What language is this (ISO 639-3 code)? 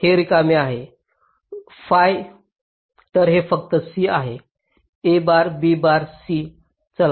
mar